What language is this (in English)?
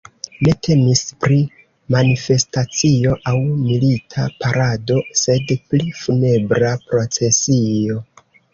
Esperanto